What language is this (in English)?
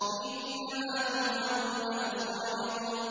Arabic